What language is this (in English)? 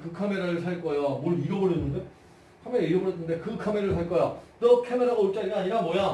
Korean